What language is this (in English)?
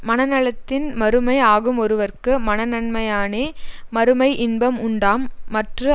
Tamil